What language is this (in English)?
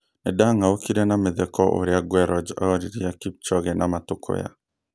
Kikuyu